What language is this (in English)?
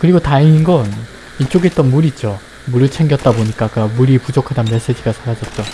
Korean